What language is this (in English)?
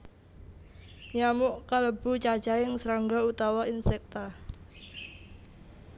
Javanese